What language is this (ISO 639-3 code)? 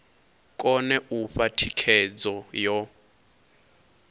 ven